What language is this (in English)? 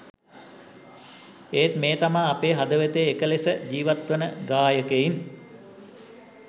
Sinhala